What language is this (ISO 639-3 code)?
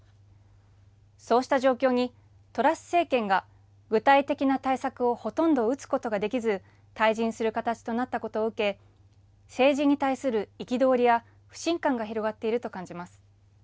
jpn